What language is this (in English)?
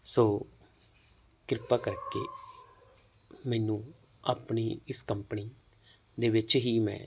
Punjabi